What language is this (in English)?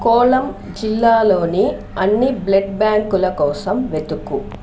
Telugu